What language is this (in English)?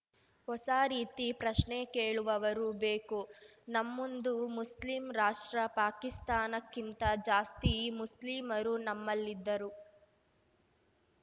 Kannada